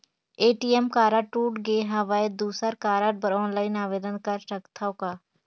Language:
Chhattisgarhi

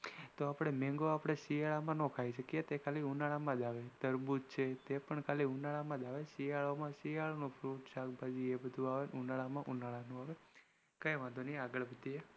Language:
Gujarati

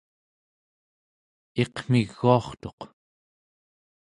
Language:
Central Yupik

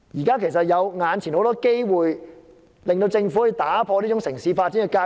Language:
Cantonese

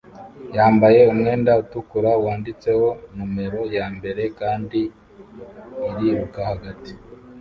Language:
Kinyarwanda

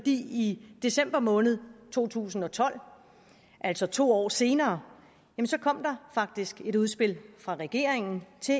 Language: Danish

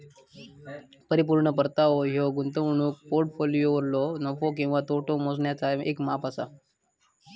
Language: Marathi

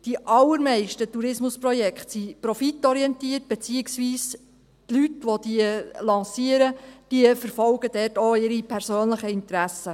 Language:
Swiss German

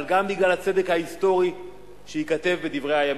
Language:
Hebrew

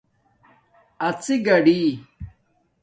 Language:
Domaaki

